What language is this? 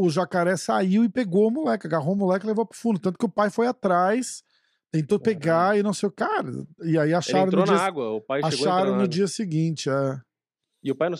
Portuguese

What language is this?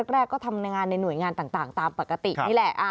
Thai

